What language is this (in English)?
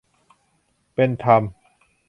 Thai